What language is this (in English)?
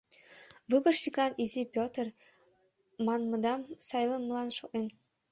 Mari